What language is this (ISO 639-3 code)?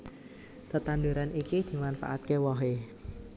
jav